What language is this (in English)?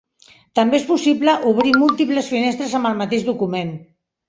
Catalan